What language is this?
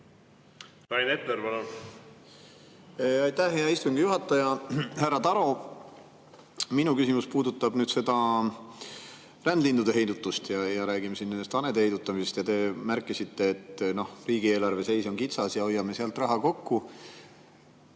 Estonian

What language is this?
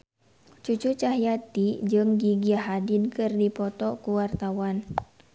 Sundanese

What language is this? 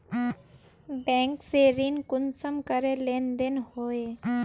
Magahi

